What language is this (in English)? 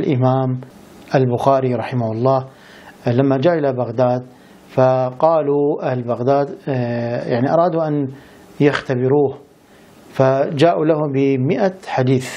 Arabic